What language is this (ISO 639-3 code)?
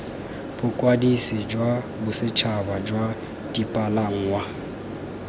tsn